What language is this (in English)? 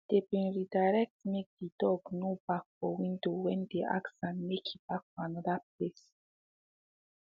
Nigerian Pidgin